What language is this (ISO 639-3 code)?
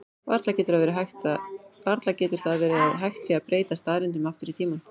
isl